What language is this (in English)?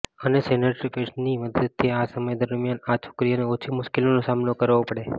Gujarati